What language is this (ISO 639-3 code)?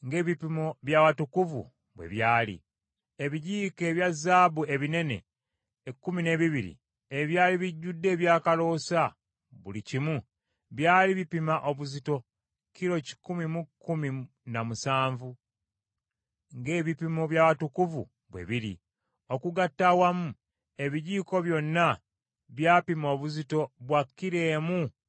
lug